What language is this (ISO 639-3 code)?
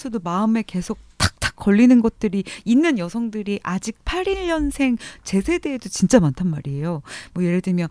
kor